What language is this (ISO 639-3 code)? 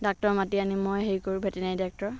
asm